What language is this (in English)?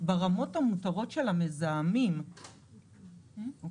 Hebrew